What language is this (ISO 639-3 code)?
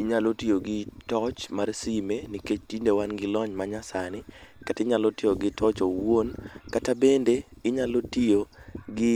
luo